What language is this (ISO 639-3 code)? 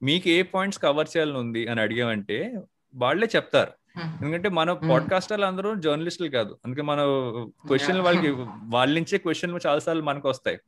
tel